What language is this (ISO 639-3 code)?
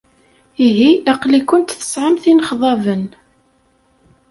kab